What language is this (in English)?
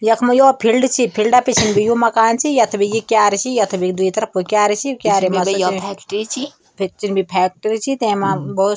Garhwali